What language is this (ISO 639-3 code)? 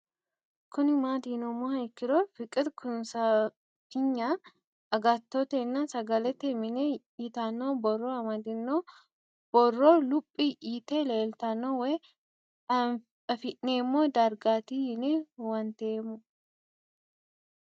sid